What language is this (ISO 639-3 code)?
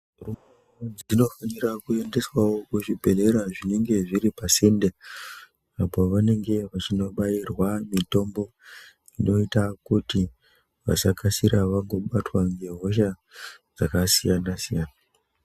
ndc